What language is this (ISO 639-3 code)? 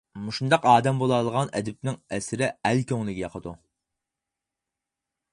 uig